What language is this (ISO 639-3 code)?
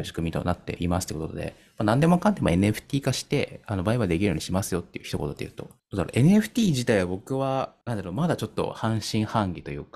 jpn